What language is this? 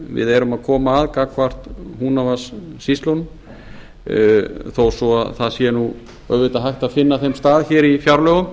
Icelandic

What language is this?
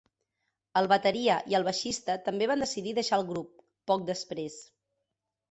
Catalan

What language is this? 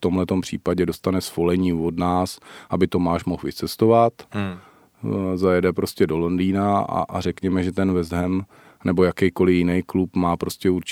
Czech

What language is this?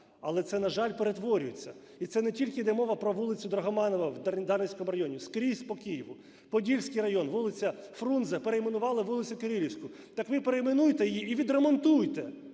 Ukrainian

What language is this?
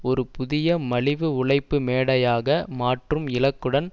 Tamil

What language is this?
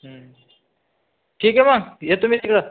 Marathi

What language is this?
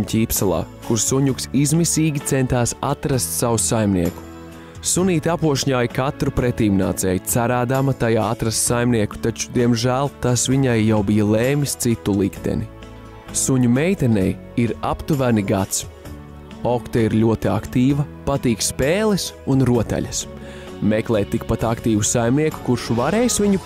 Latvian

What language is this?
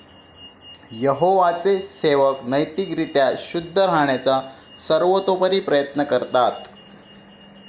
Marathi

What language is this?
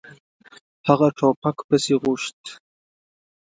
Pashto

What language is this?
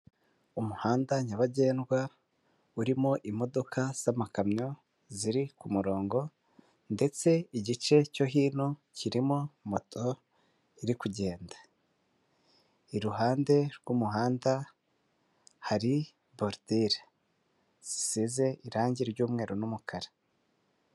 Kinyarwanda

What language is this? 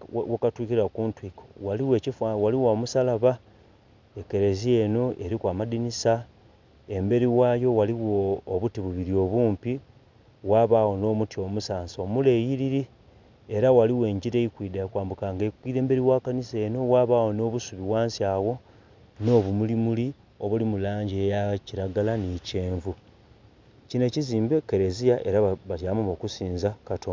Soga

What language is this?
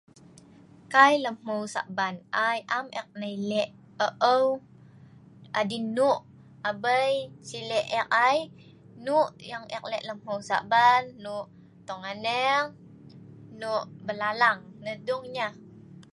Sa'ban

